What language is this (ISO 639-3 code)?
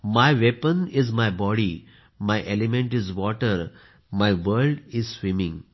mar